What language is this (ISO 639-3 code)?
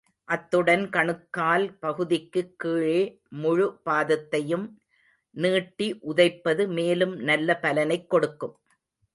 tam